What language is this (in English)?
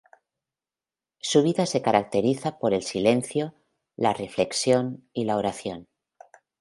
Spanish